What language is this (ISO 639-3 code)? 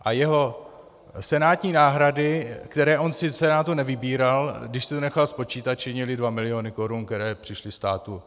ces